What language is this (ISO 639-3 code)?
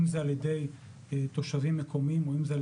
heb